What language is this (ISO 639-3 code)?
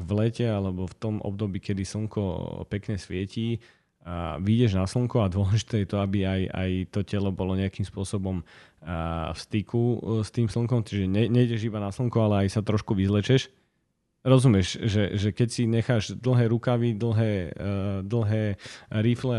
slk